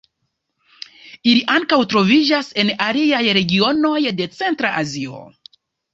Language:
Esperanto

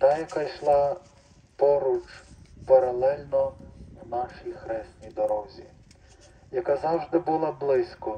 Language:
Ukrainian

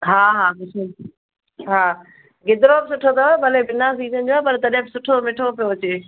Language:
Sindhi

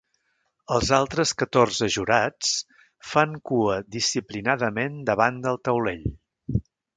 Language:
Catalan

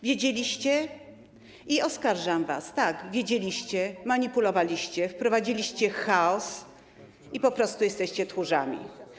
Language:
Polish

